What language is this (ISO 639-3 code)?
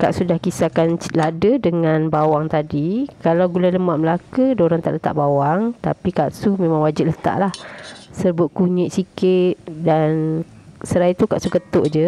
msa